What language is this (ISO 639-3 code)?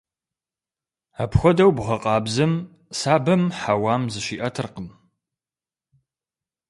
kbd